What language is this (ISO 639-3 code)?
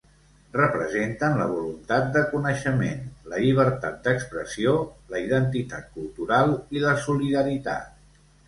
cat